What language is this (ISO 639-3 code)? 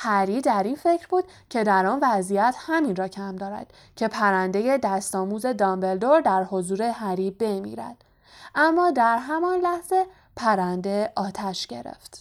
fas